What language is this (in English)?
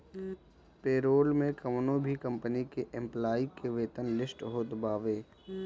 Bhojpuri